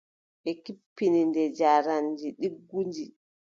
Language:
Adamawa Fulfulde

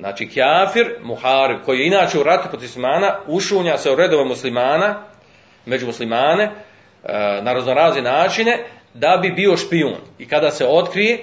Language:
Croatian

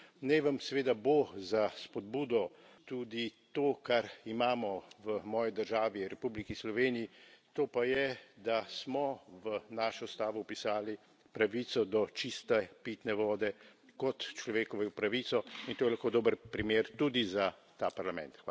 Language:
Slovenian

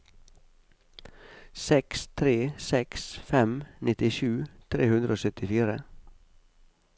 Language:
Norwegian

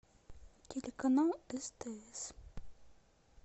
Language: Russian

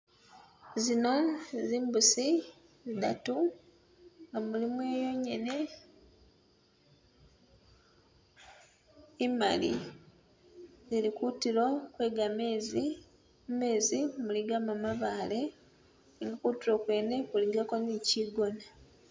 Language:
Masaaba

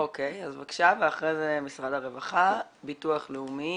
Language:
Hebrew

